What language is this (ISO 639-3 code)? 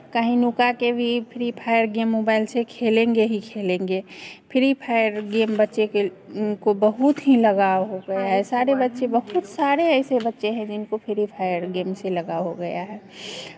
hin